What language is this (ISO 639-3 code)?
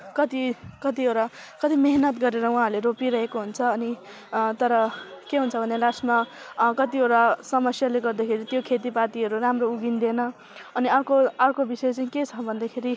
nep